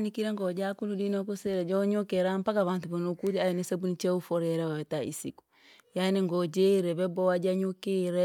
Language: Langi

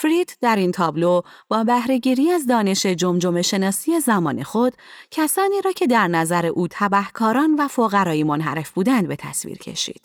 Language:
Persian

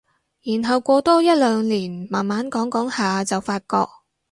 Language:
Cantonese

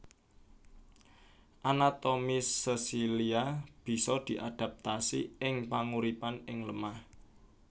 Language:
Javanese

